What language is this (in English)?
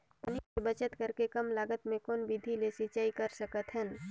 Chhattisgarhi